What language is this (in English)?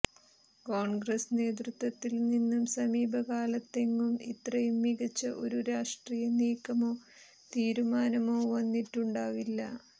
Malayalam